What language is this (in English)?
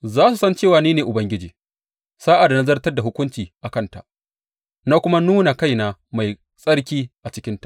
Hausa